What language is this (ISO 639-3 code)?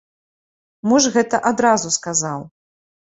bel